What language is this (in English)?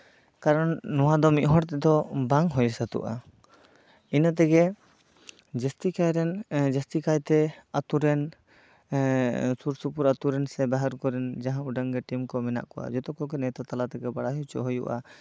Santali